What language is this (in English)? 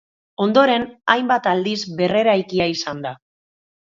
Basque